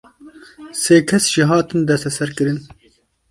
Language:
Kurdish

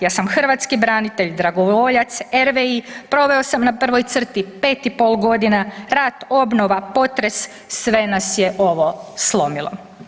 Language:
Croatian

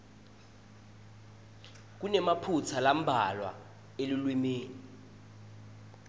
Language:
Swati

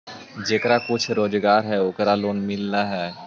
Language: Magahi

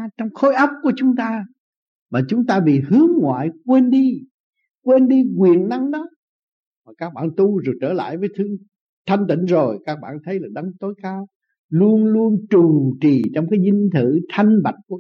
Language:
Vietnamese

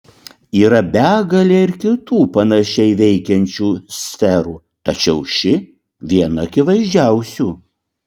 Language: Lithuanian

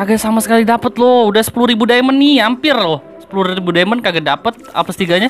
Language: Indonesian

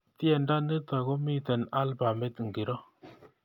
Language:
Kalenjin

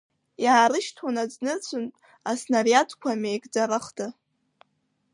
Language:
Abkhazian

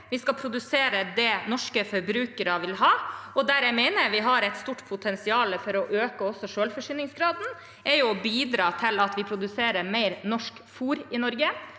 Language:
Norwegian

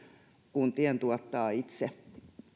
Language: Finnish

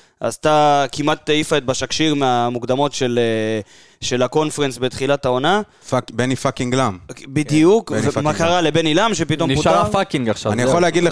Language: Hebrew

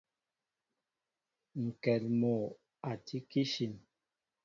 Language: Mbo (Cameroon)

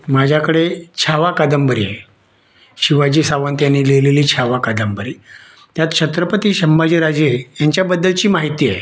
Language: Marathi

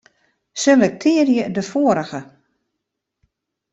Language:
Western Frisian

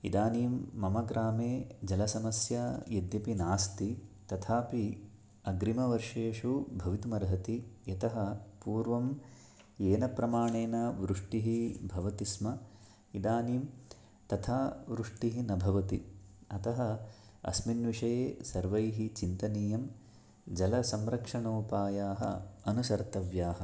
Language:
Sanskrit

